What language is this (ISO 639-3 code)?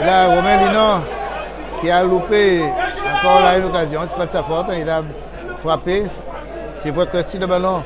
fra